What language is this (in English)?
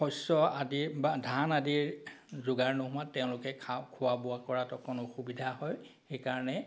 Assamese